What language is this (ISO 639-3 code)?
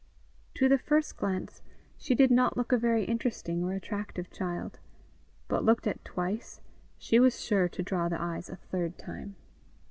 eng